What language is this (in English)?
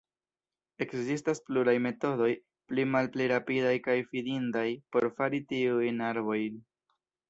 Esperanto